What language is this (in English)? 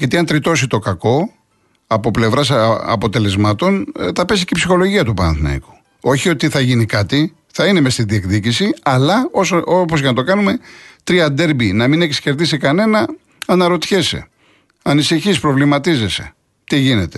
Greek